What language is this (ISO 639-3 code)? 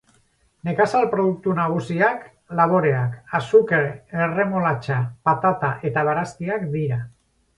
eus